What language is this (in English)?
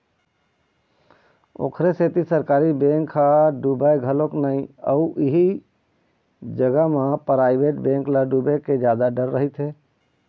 Chhattisgarhi